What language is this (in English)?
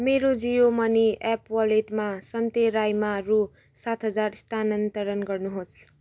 Nepali